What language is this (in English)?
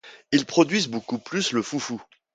French